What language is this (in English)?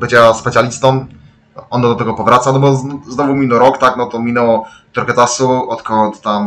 Polish